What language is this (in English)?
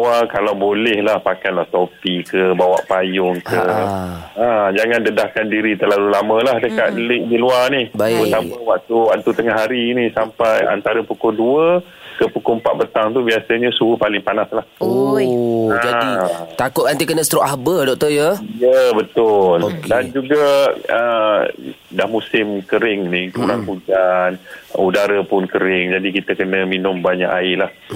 Malay